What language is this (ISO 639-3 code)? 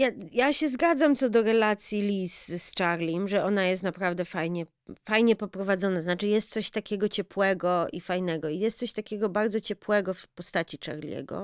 pol